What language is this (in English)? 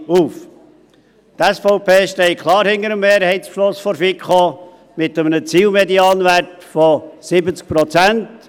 Swiss German